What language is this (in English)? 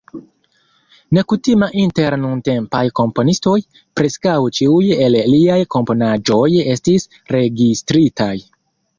Esperanto